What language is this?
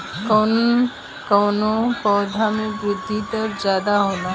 Bhojpuri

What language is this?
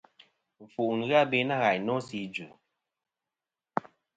Kom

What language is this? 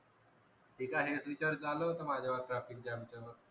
Marathi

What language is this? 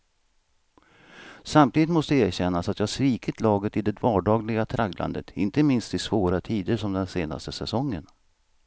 Swedish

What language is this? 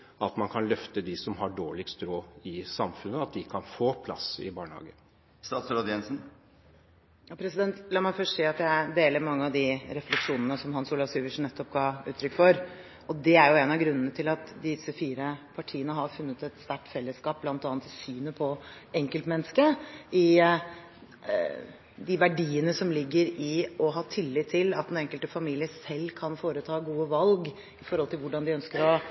Norwegian Bokmål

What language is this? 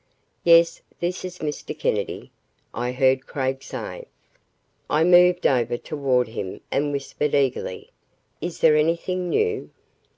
English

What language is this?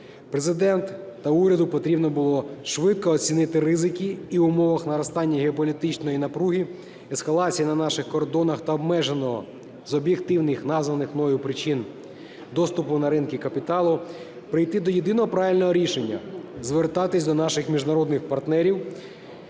Ukrainian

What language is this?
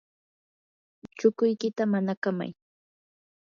Yanahuanca Pasco Quechua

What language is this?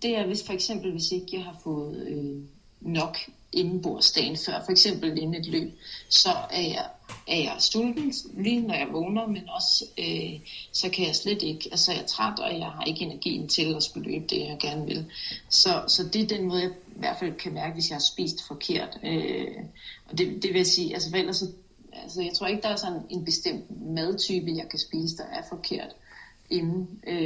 Danish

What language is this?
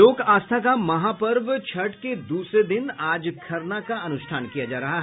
Hindi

